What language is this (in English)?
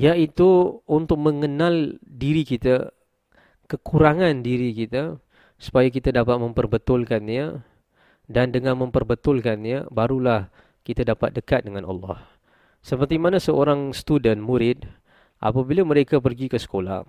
Malay